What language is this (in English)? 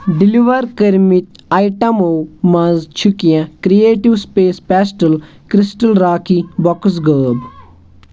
Kashmiri